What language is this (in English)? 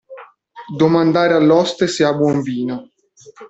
Italian